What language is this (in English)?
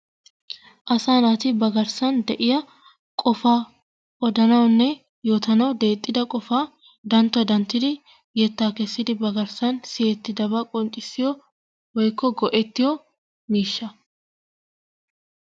Wolaytta